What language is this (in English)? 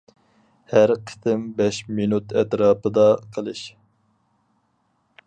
Uyghur